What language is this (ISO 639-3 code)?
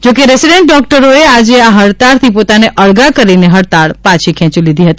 guj